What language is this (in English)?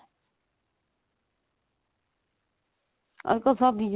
Punjabi